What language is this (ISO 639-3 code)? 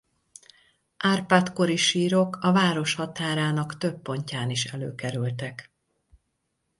hun